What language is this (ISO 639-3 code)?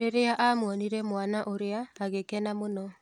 kik